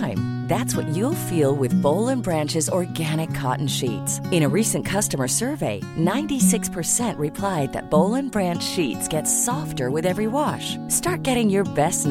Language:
Urdu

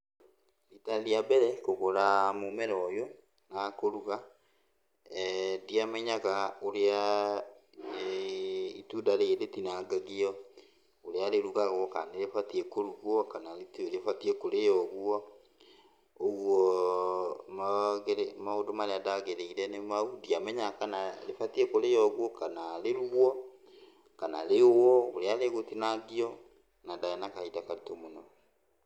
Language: Kikuyu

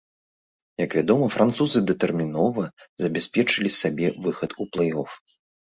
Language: Belarusian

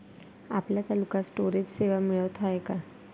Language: Marathi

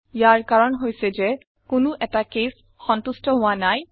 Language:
Assamese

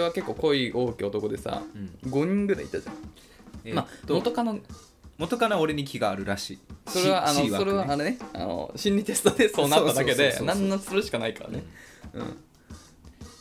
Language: Japanese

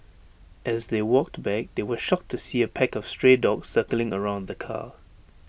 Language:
English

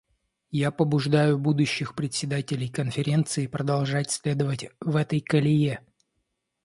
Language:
Russian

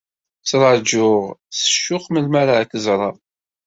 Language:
Kabyle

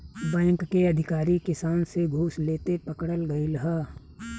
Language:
Bhojpuri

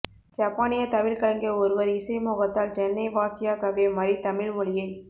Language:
Tamil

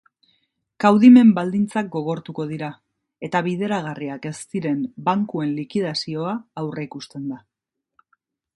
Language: Basque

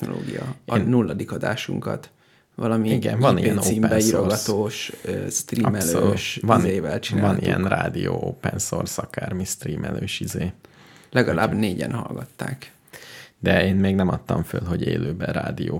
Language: Hungarian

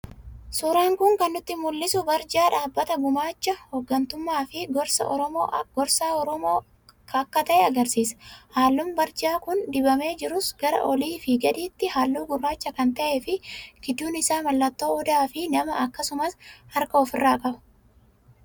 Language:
Oromo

